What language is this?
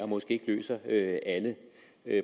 Danish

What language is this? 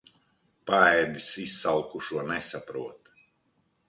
Latvian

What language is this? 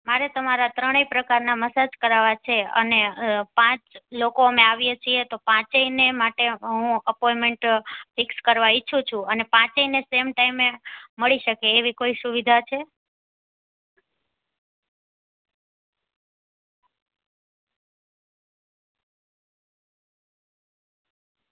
Gujarati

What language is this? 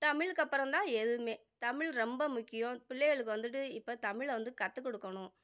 Tamil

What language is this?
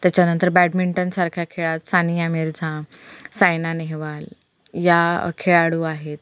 Marathi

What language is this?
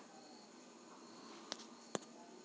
Kannada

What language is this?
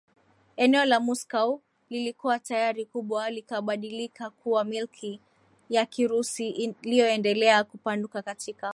Swahili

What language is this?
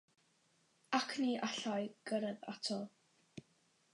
Welsh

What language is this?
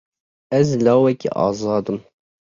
Kurdish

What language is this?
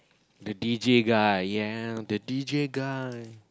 English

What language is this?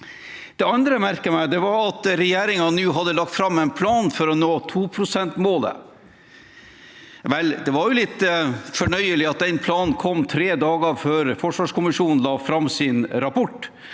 Norwegian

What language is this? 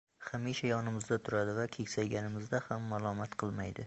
Uzbek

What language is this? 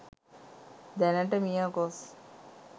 Sinhala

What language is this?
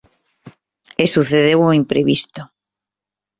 Galician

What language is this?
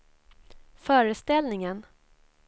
Swedish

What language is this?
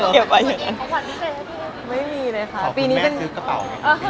Thai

